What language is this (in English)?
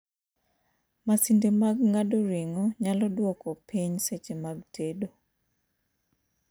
Luo (Kenya and Tanzania)